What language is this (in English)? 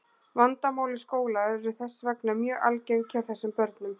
Icelandic